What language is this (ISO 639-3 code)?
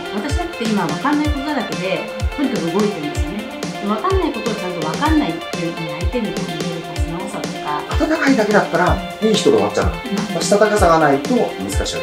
jpn